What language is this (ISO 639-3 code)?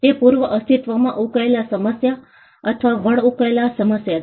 guj